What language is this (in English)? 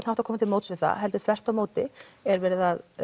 Icelandic